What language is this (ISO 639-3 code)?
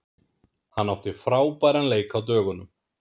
isl